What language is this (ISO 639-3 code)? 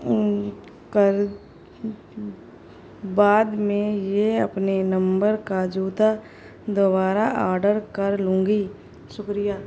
urd